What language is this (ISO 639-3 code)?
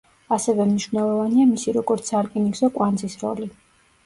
kat